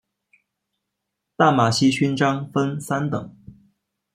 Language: Chinese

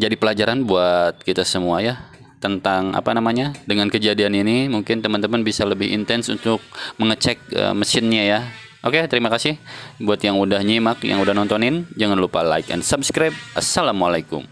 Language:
Indonesian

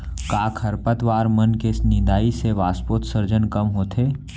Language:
Chhattisgarhi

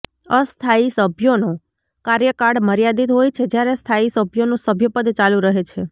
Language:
Gujarati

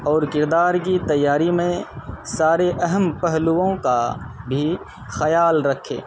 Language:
Urdu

